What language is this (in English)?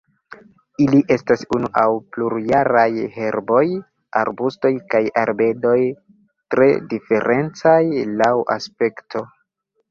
Esperanto